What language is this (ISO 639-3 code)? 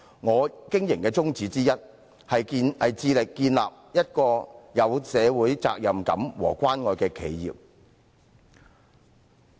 yue